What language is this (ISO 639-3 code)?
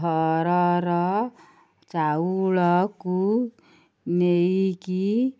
ori